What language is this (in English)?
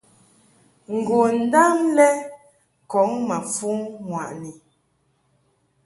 Mungaka